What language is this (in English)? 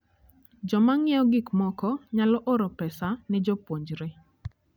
Luo (Kenya and Tanzania)